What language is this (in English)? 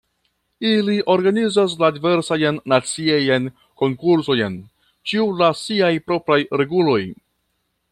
Esperanto